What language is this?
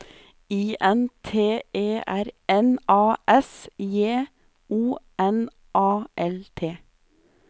Norwegian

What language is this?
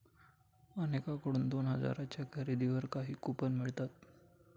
Marathi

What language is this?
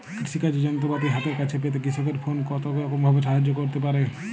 Bangla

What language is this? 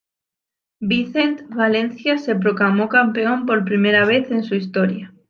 Spanish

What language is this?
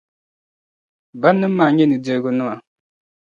Dagbani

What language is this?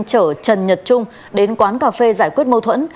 Vietnamese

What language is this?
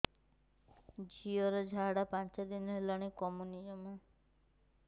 Odia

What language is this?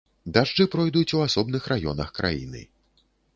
Belarusian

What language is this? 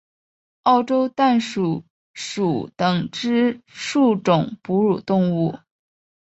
Chinese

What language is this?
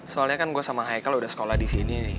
Indonesian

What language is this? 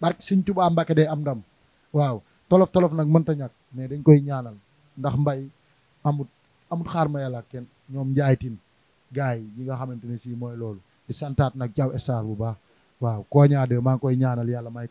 Indonesian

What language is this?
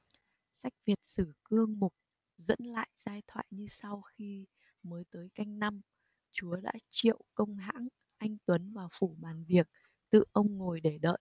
Vietnamese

